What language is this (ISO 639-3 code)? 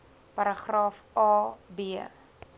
afr